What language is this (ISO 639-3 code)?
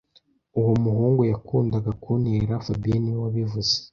kin